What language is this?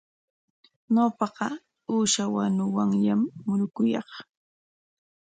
Corongo Ancash Quechua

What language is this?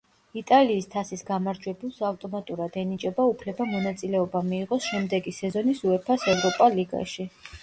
Georgian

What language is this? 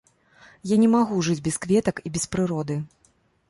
Belarusian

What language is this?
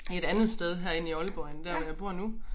Danish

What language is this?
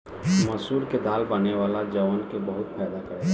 Bhojpuri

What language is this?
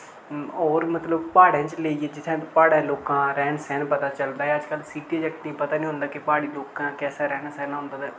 Dogri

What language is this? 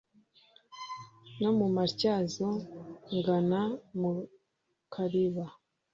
Kinyarwanda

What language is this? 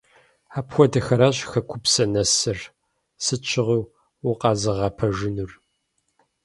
Kabardian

